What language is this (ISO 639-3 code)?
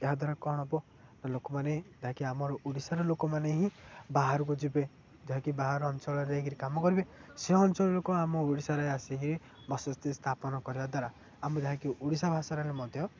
ori